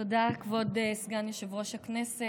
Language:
Hebrew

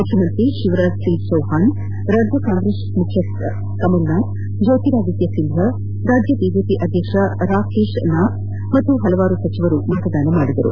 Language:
Kannada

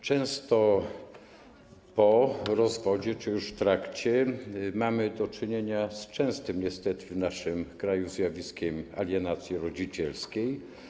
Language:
Polish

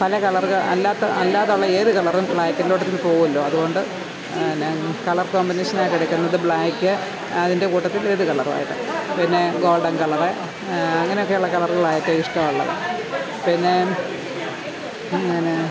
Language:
Malayalam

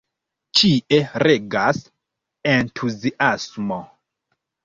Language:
Esperanto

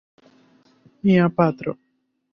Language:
Esperanto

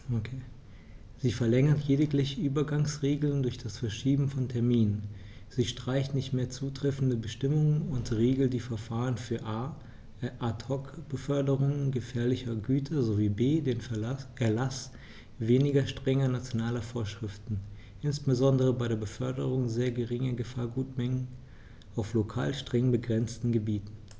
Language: German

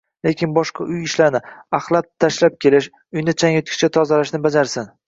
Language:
Uzbek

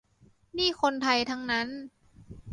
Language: Thai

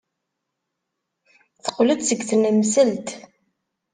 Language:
Kabyle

